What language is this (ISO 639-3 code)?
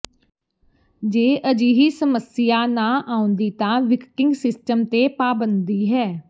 pan